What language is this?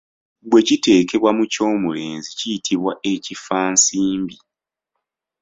Ganda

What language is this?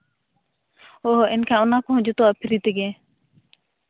Santali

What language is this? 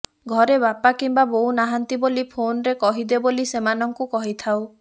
Odia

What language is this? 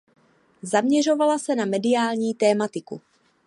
Czech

